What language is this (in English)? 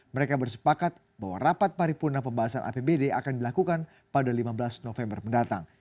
Indonesian